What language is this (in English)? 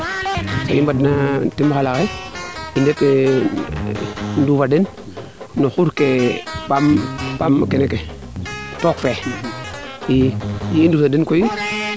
Serer